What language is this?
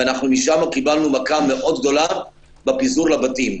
Hebrew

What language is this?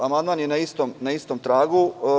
Serbian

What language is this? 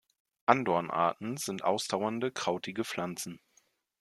German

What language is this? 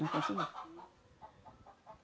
Portuguese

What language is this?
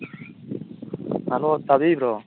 Manipuri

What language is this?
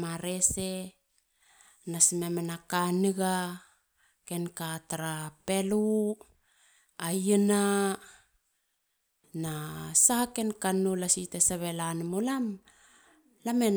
Halia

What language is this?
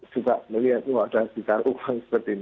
Indonesian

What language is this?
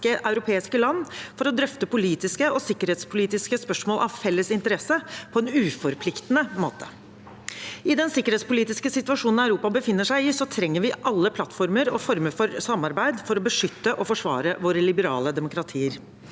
Norwegian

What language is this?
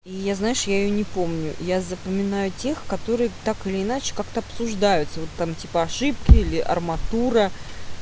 Russian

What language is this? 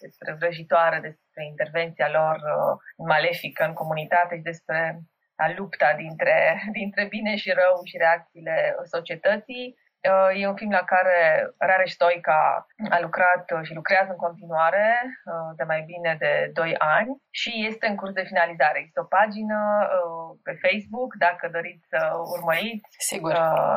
Romanian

